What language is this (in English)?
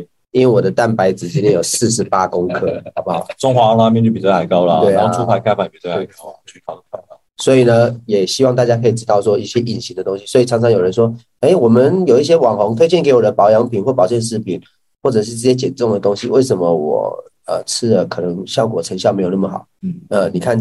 Chinese